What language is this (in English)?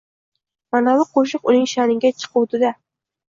Uzbek